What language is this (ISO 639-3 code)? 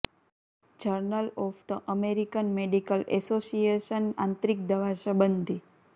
guj